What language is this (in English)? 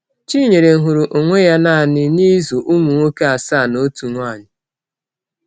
Igbo